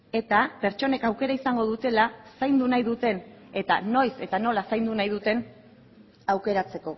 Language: Basque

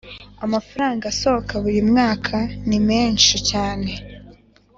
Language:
Kinyarwanda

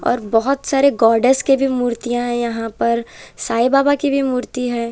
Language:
Hindi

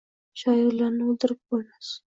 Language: Uzbek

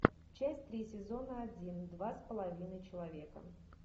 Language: Russian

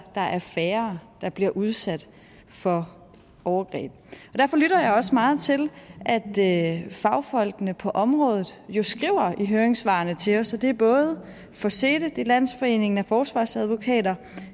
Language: Danish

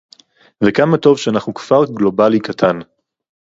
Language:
Hebrew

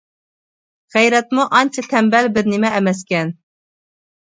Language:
Uyghur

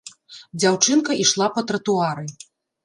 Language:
Belarusian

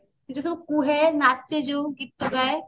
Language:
Odia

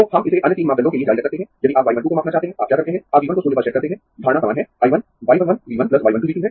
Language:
Hindi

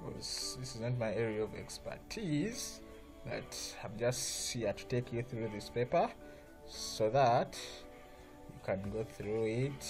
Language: English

